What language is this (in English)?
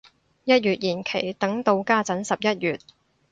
Cantonese